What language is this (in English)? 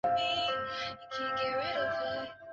Chinese